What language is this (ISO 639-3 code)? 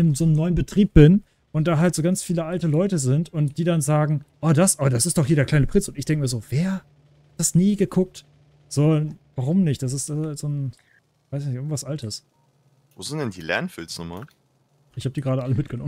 deu